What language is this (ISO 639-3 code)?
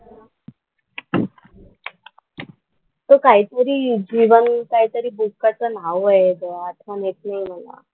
mar